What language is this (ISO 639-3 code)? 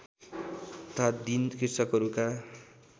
nep